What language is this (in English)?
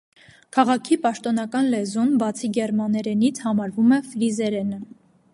Armenian